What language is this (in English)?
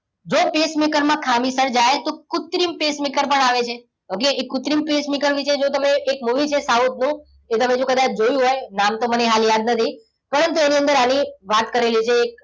Gujarati